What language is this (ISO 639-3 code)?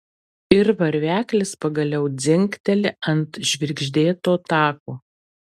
lit